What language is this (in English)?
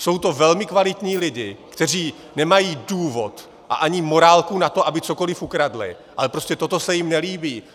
Czech